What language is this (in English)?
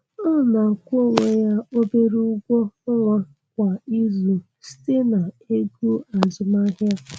Igbo